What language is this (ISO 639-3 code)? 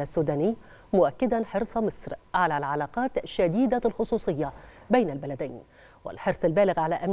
ara